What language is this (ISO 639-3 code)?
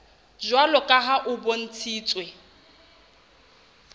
sot